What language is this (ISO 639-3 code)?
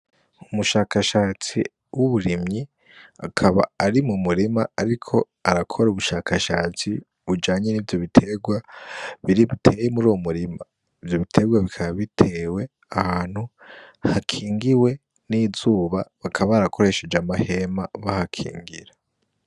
run